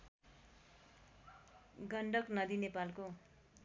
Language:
Nepali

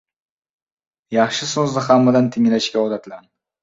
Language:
Uzbek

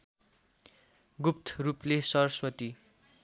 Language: Nepali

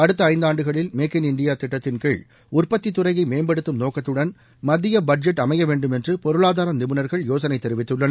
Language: Tamil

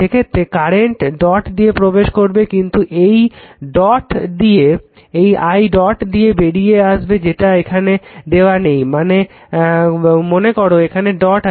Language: Bangla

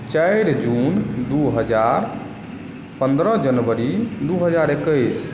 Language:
Maithili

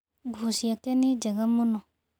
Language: Kikuyu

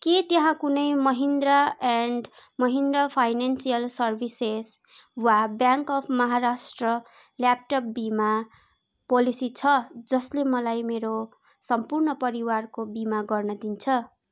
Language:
Nepali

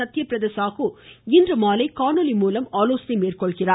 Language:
Tamil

